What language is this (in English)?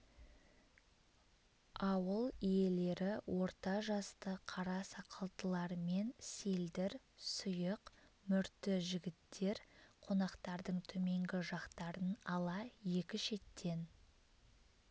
Kazakh